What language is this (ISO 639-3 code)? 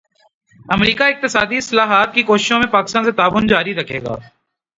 urd